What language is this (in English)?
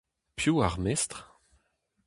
Breton